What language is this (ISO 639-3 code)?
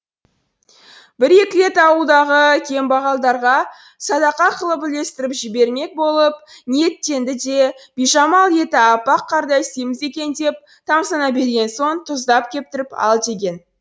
kaz